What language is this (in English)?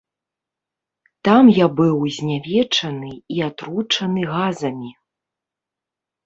Belarusian